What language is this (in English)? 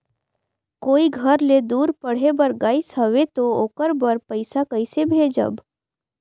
Chhattisgarhi